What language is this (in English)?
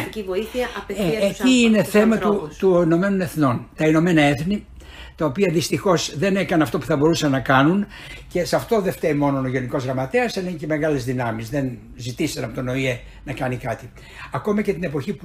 Greek